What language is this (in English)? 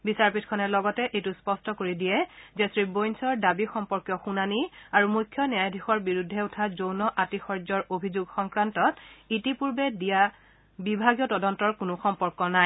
Assamese